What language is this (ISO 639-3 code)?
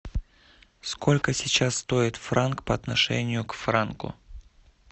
rus